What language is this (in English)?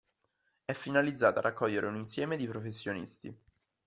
Italian